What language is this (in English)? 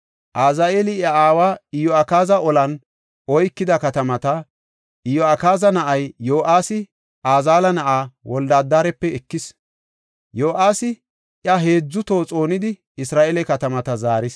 Gofa